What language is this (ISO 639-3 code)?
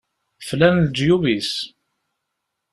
kab